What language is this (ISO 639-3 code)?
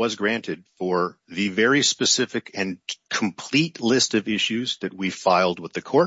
eng